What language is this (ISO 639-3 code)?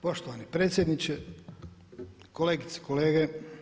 hrv